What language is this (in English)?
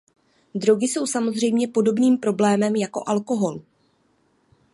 Czech